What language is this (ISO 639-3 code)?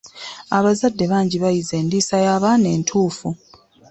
lug